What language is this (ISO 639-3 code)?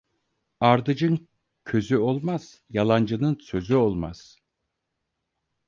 tur